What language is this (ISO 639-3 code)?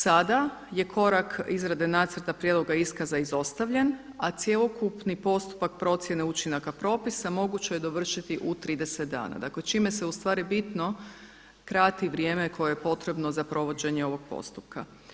hrv